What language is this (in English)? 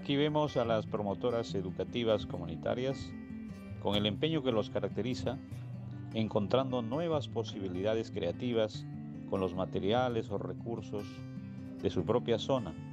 Spanish